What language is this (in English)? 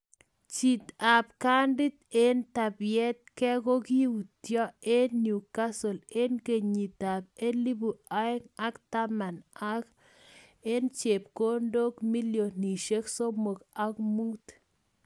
Kalenjin